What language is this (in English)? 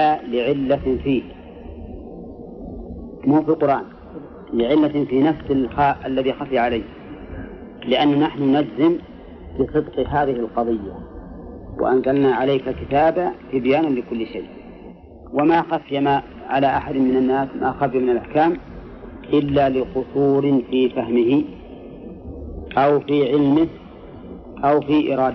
Arabic